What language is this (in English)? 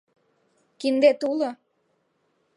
Mari